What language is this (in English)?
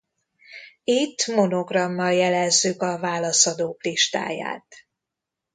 Hungarian